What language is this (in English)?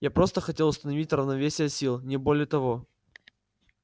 Russian